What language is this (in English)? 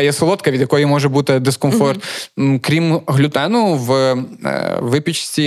Ukrainian